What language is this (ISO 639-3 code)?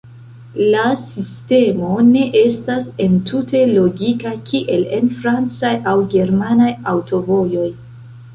epo